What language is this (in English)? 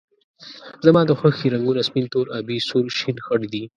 Pashto